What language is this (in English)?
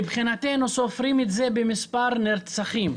Hebrew